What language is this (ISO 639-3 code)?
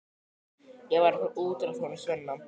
isl